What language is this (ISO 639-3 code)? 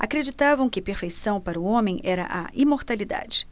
por